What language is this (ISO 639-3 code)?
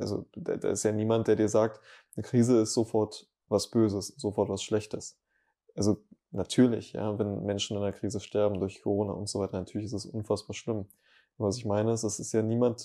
deu